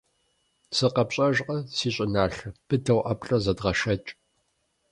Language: Kabardian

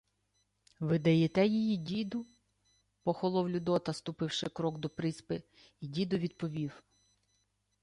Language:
Ukrainian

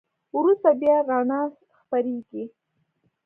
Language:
Pashto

